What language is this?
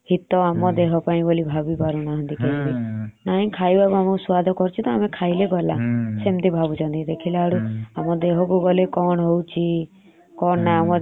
Odia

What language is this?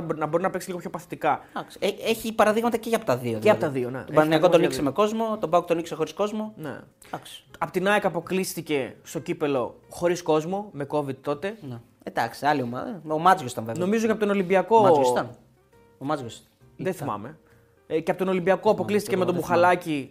Greek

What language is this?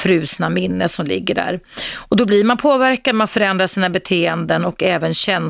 Swedish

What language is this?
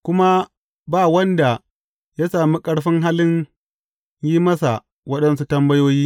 Hausa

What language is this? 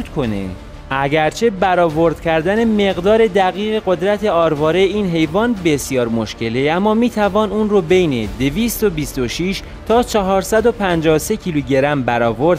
Persian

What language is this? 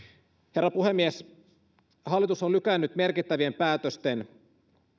Finnish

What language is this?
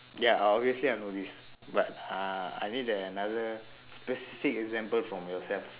English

